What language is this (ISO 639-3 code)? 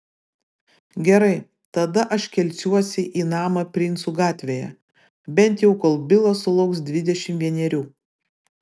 lit